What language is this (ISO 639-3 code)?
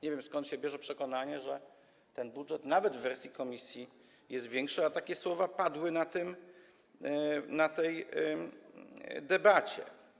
pol